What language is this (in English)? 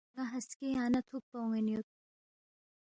Balti